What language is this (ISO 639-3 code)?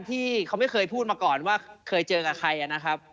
tha